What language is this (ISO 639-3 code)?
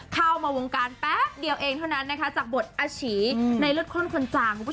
tha